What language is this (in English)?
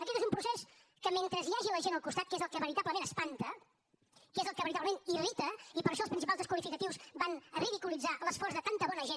Catalan